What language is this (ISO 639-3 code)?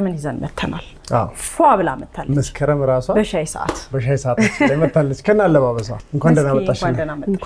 ara